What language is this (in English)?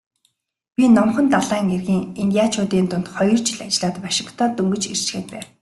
Mongolian